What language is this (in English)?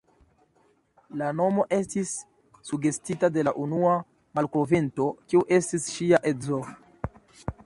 Esperanto